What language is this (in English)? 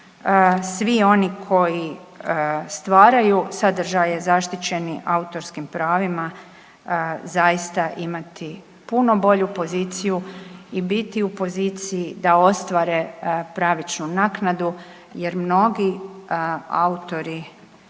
Croatian